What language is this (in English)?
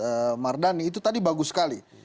Indonesian